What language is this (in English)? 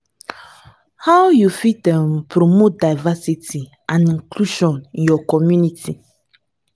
Nigerian Pidgin